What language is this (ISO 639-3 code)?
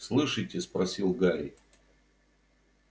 rus